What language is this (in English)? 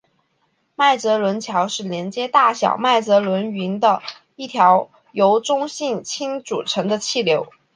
Chinese